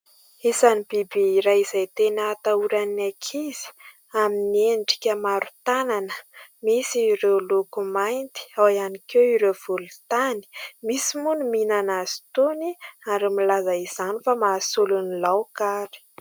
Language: Malagasy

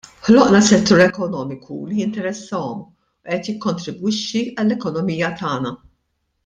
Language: Maltese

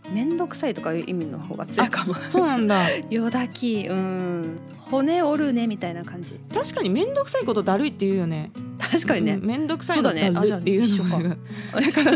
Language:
Japanese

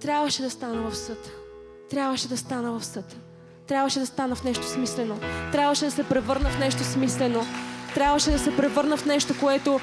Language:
Bulgarian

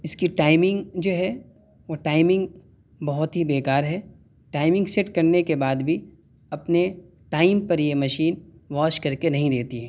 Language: Urdu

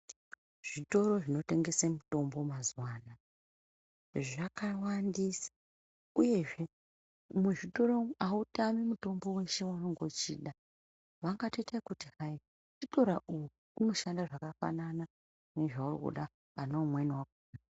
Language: Ndau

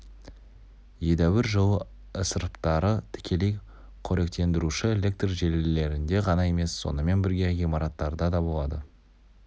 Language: Kazakh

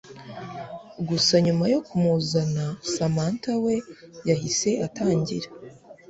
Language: Kinyarwanda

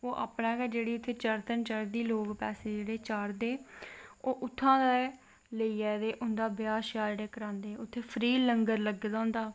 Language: Dogri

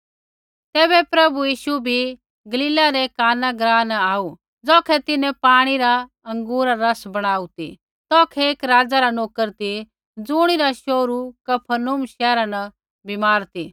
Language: Kullu Pahari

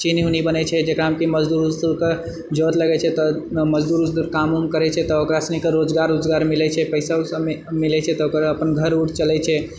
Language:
Maithili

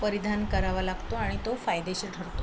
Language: Marathi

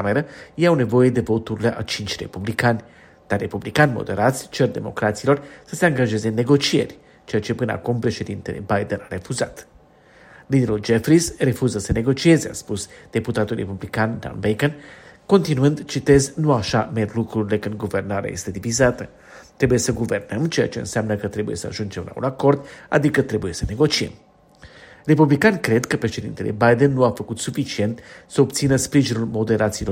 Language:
Romanian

